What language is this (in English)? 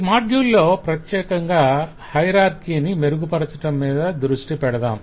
Telugu